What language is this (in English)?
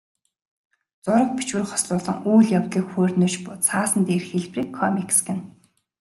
Mongolian